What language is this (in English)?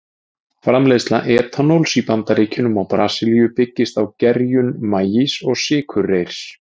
Icelandic